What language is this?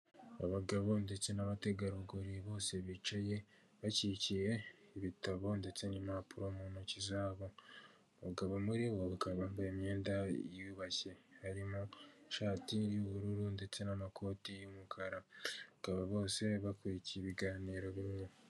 Kinyarwanda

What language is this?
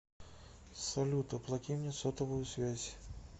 Russian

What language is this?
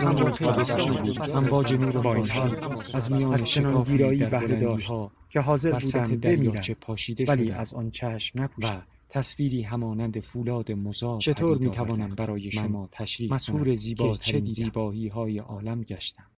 Persian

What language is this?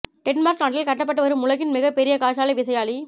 Tamil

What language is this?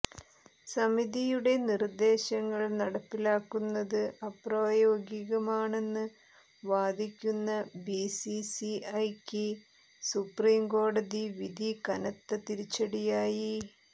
Malayalam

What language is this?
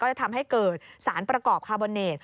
Thai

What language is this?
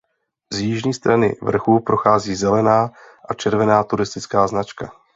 Czech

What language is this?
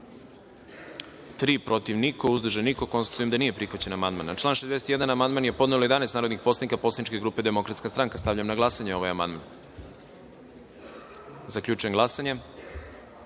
Serbian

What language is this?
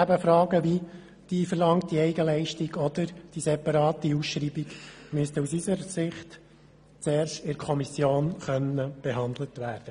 Swiss German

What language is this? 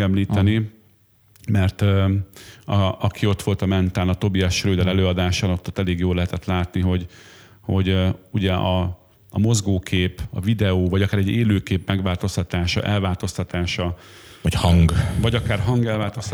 Hungarian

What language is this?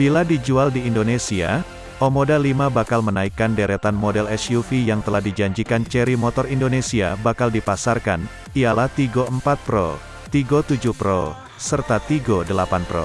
Indonesian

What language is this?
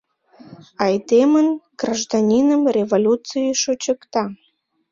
Mari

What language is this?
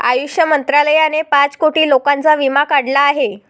Marathi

